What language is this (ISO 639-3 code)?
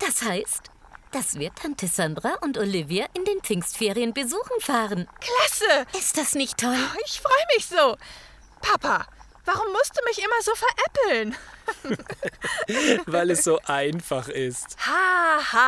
deu